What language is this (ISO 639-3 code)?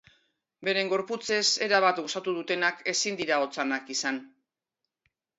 eus